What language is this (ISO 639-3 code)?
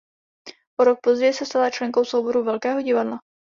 ces